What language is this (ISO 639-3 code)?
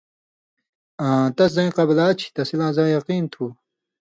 mvy